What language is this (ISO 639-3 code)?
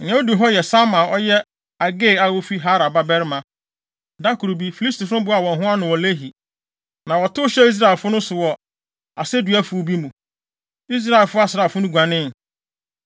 aka